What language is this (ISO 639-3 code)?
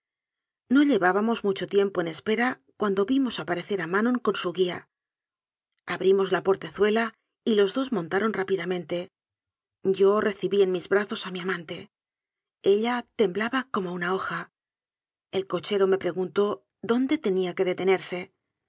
spa